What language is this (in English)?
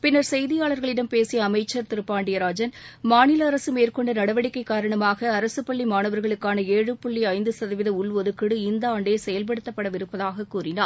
Tamil